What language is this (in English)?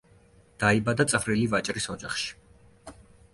Georgian